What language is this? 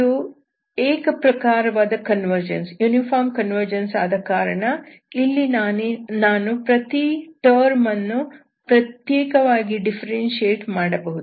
Kannada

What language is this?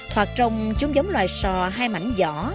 Vietnamese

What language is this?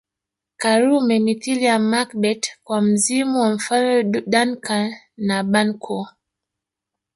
Swahili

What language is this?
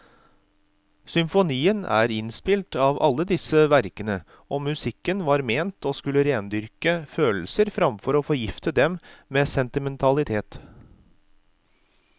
Norwegian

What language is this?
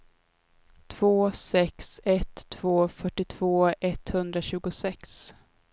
Swedish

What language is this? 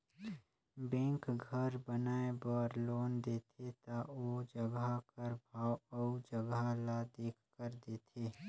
Chhattisgarhi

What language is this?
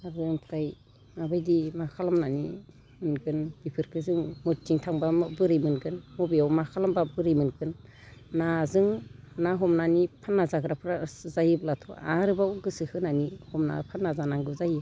Bodo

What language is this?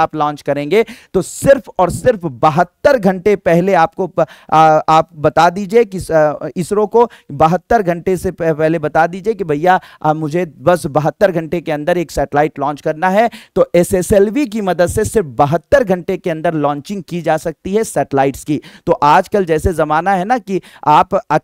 Hindi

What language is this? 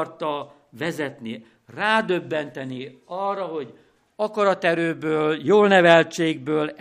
Hungarian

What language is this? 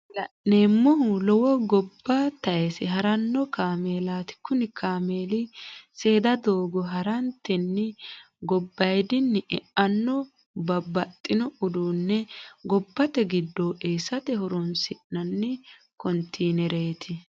Sidamo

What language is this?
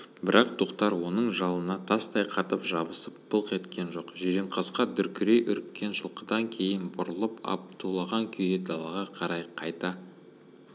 Kazakh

